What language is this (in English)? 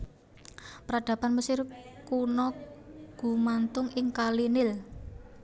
Javanese